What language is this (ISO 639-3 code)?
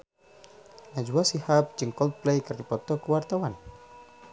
sun